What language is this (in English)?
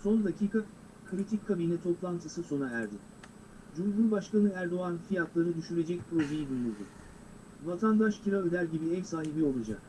Turkish